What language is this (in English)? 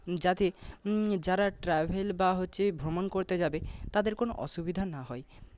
Bangla